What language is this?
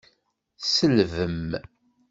Kabyle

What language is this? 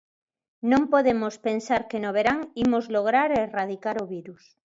Galician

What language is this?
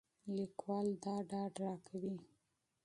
Pashto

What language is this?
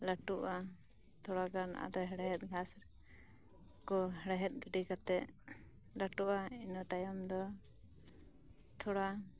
Santali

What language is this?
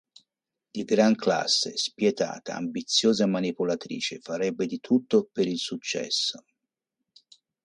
Italian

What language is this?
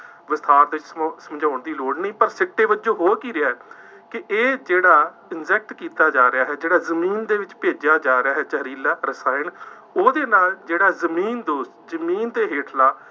Punjabi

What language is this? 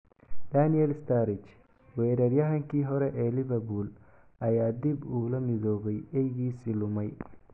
Somali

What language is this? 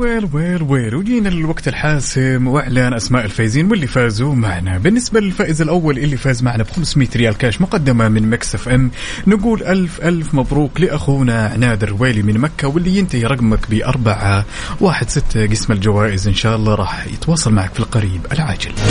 Arabic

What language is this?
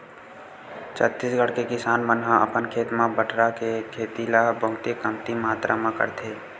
Chhattisgarhi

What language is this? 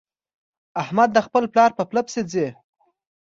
Pashto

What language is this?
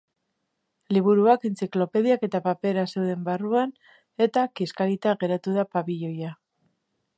Basque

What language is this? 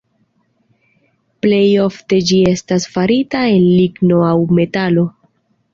Esperanto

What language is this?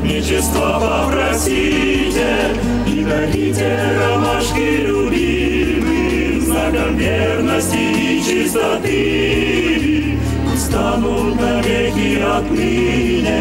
Russian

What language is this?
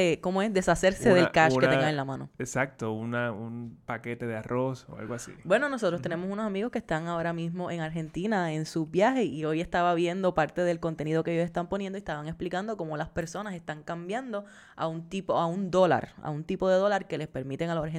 Spanish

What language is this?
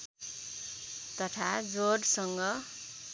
Nepali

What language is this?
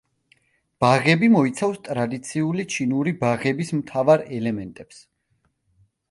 Georgian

